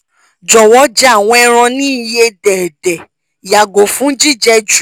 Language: Yoruba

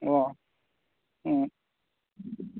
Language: Manipuri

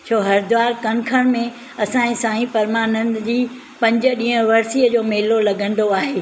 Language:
Sindhi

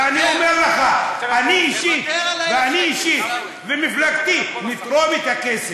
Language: Hebrew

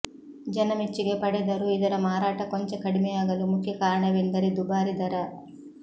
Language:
Kannada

